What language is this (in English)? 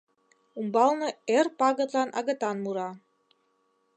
Mari